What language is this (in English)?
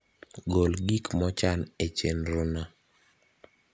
Luo (Kenya and Tanzania)